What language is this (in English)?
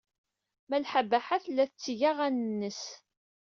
Kabyle